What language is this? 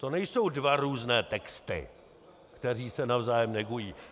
Czech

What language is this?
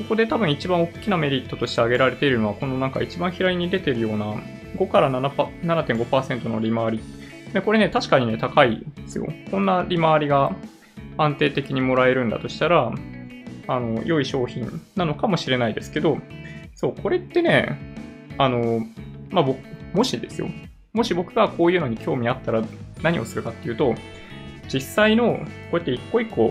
Japanese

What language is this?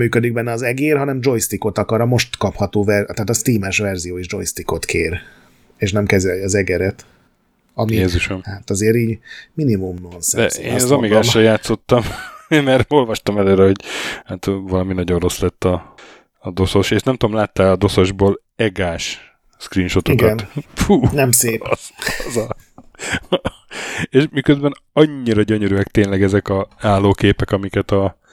Hungarian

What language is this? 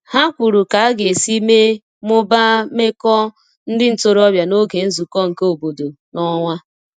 Igbo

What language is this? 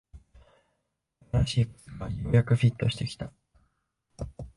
Japanese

